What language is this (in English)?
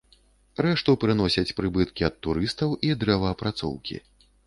Belarusian